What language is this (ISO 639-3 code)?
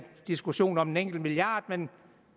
dan